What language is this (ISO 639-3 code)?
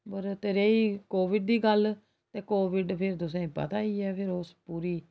doi